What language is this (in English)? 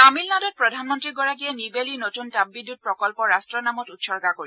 Assamese